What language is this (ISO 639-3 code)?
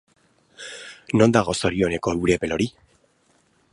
eus